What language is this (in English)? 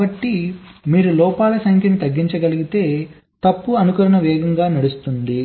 Telugu